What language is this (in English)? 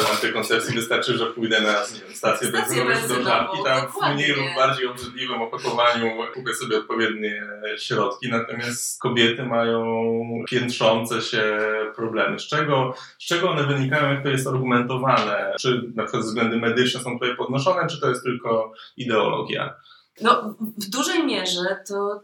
Polish